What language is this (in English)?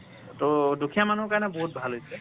Assamese